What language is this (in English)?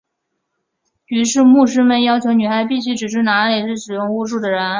Chinese